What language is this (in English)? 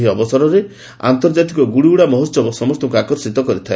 Odia